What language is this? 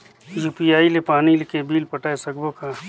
Chhattisgarhi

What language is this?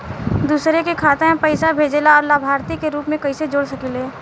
Bhojpuri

